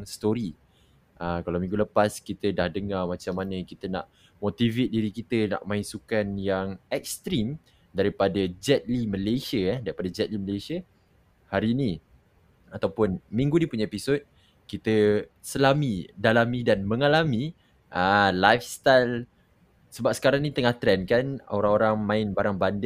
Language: Malay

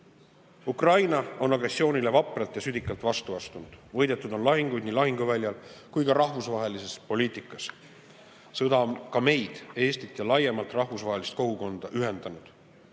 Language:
Estonian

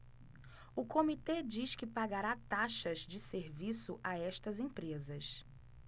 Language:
Portuguese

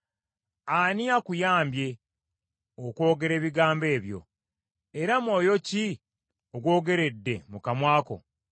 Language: Ganda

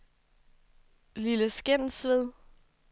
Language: Danish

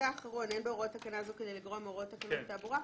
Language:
Hebrew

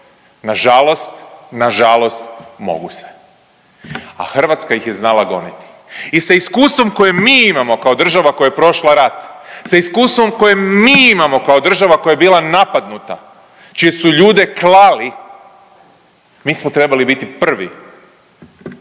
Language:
Croatian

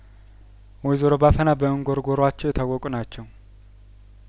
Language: Amharic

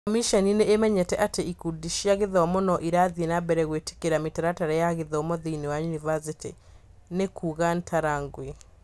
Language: Kikuyu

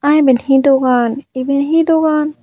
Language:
Chakma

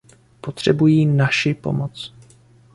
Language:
Czech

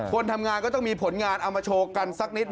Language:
Thai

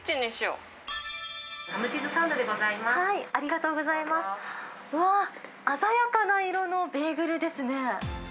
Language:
Japanese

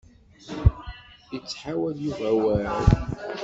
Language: Kabyle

